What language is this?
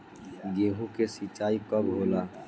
Bhojpuri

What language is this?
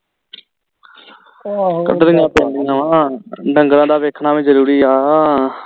Punjabi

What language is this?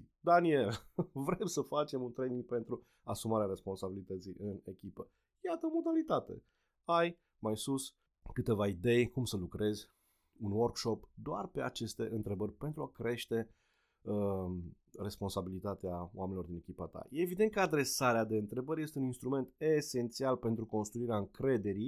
Romanian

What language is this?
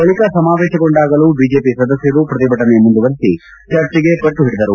Kannada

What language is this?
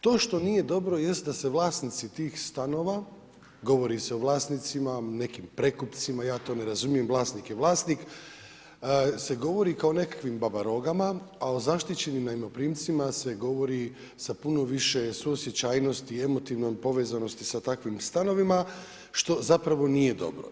Croatian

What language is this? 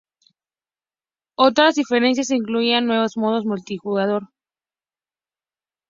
Spanish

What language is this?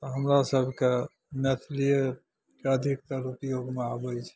Maithili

